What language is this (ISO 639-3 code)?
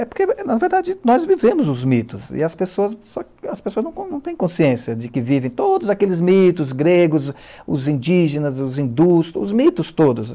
por